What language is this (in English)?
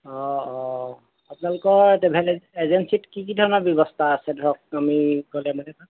Assamese